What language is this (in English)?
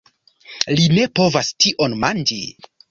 Esperanto